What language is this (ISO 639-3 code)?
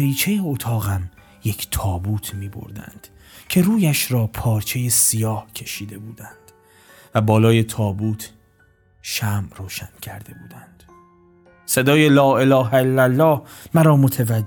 fas